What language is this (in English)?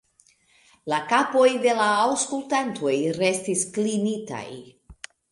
Esperanto